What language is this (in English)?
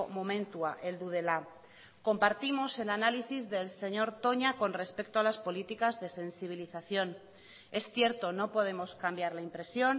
Spanish